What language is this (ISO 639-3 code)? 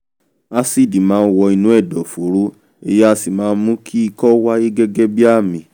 yor